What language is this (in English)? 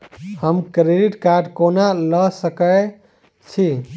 Maithili